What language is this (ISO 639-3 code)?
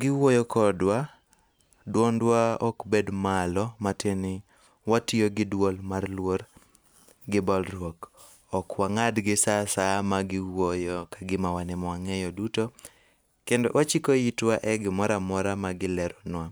luo